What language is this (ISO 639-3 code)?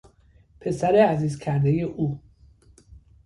fas